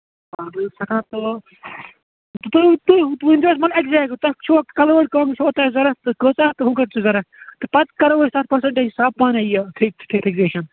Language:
Kashmiri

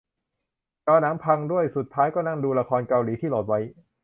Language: Thai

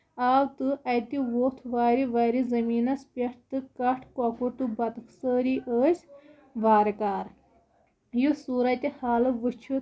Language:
Kashmiri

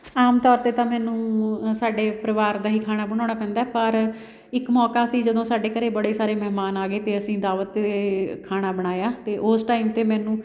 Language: Punjabi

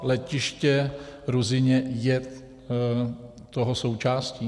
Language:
Czech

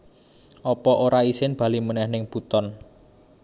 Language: Javanese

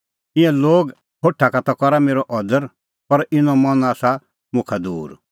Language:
Kullu Pahari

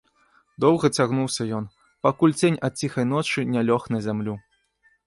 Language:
Belarusian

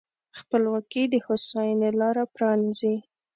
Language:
Pashto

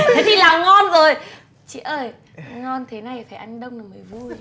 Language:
Vietnamese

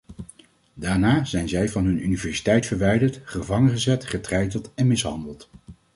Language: Dutch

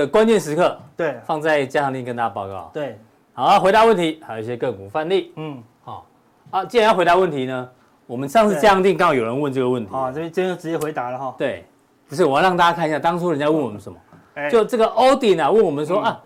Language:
Chinese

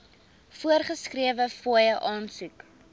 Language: Afrikaans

